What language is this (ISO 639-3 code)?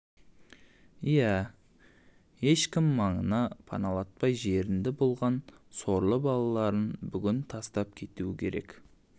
kaz